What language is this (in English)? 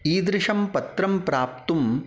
Sanskrit